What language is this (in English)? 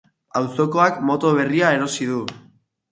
Basque